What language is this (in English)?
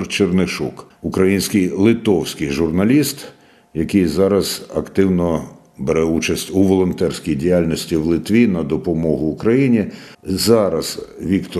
Ukrainian